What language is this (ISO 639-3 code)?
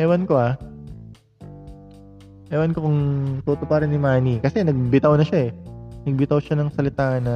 fil